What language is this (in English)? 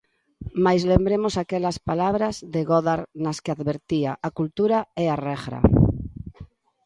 Galician